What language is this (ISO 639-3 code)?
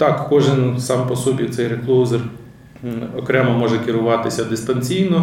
ukr